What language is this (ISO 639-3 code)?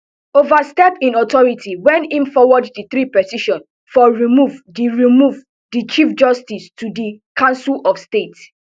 pcm